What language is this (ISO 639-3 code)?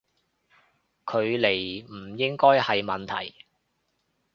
yue